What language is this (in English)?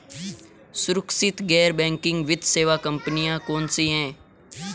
Hindi